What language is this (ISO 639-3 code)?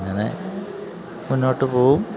mal